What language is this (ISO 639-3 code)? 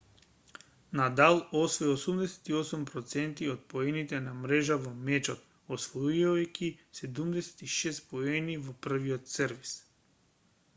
mkd